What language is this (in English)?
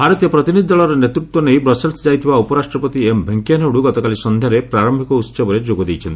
Odia